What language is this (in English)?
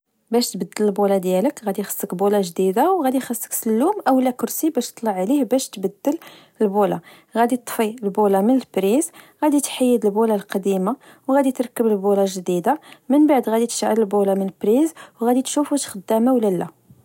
Moroccan Arabic